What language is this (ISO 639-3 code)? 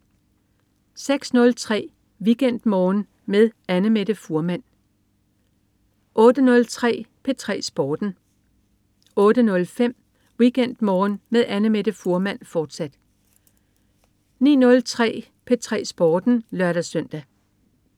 dan